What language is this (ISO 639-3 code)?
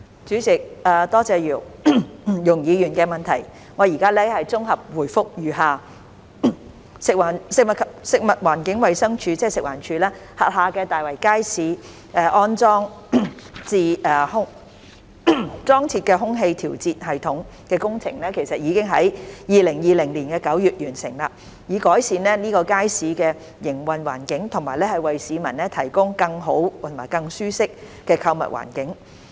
yue